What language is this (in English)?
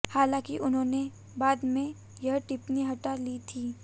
Hindi